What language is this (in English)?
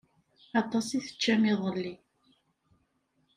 Kabyle